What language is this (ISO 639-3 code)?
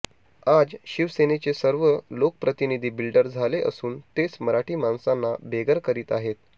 mar